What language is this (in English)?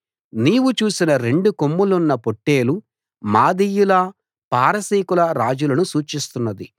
Telugu